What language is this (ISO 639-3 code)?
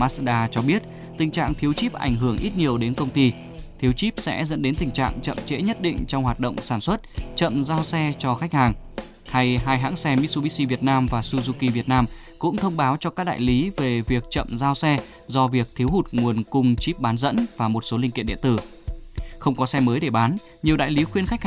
vie